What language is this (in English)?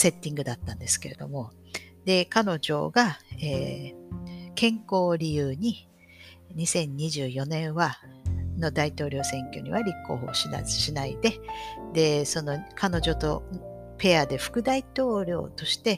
Japanese